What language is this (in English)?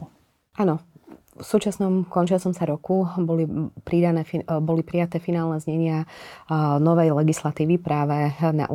Slovak